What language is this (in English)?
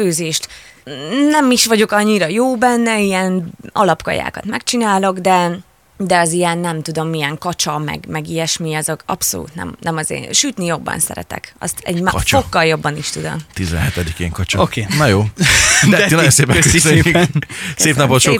Hungarian